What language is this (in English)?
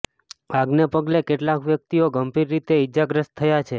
Gujarati